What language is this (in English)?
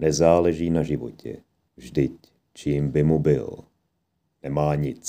Czech